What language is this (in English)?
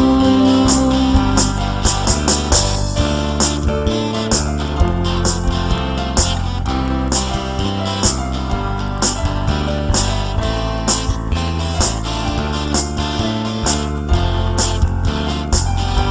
Indonesian